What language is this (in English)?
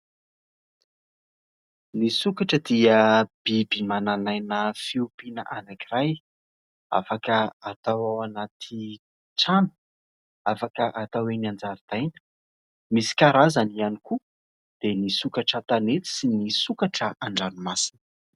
Malagasy